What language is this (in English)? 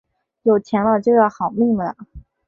Chinese